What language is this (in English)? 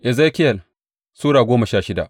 Hausa